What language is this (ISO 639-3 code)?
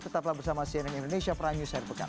ind